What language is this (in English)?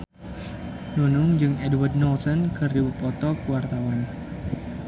Sundanese